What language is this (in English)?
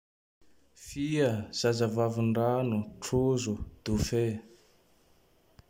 Tandroy-Mahafaly Malagasy